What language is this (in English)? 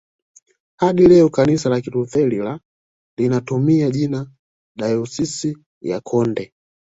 Swahili